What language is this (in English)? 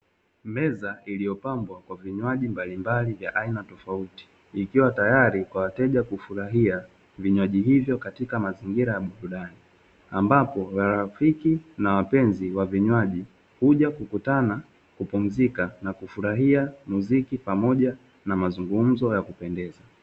Swahili